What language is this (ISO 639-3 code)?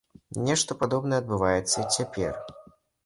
bel